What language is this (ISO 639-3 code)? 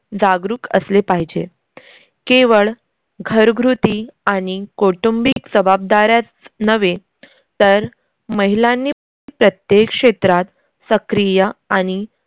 mar